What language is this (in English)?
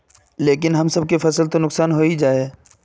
Magahi